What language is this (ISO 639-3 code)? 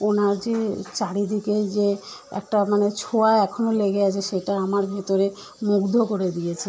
ben